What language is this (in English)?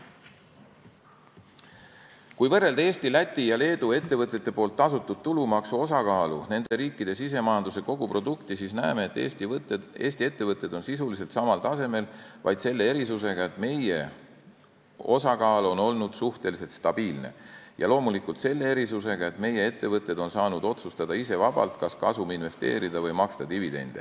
Estonian